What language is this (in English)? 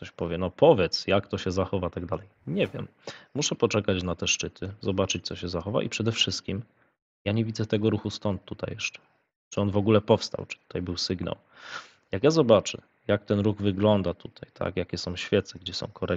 Polish